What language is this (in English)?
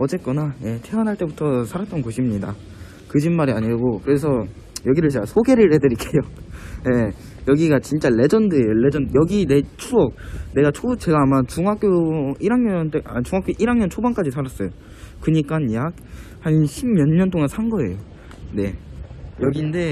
Korean